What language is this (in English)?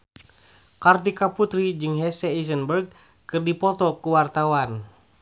Sundanese